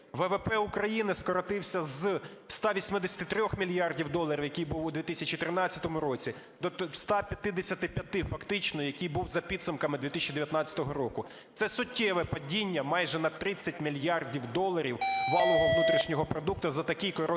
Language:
Ukrainian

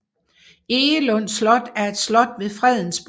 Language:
Danish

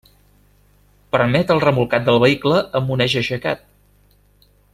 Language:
Catalan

